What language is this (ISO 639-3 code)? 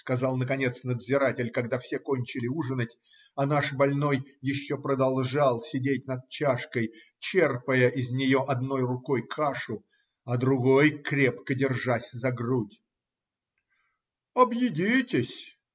rus